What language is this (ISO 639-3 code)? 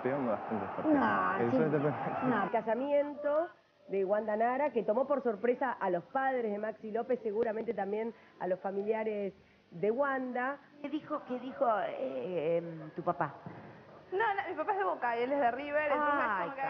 spa